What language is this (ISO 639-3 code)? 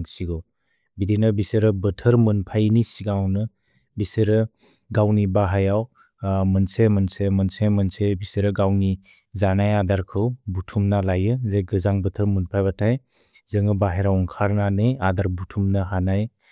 brx